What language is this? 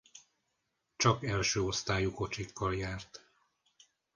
Hungarian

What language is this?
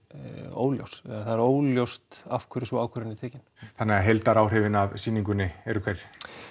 Icelandic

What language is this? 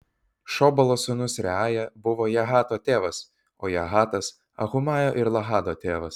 Lithuanian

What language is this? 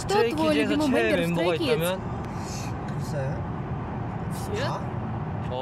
Russian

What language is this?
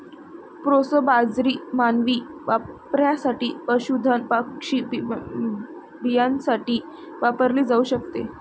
Marathi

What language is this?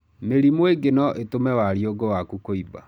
Kikuyu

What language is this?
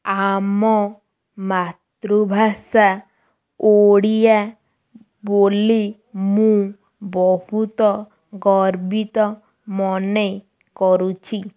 Odia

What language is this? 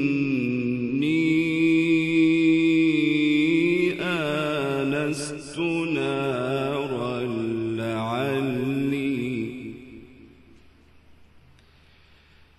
Arabic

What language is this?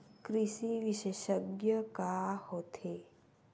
Chhattisgarhi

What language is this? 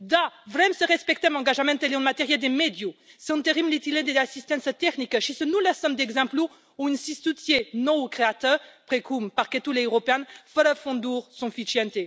Romanian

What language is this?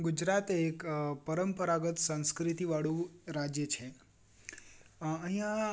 Gujarati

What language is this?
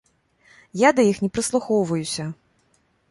Belarusian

